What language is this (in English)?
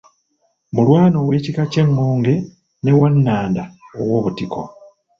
Ganda